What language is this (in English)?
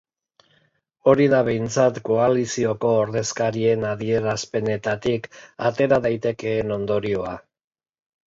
Basque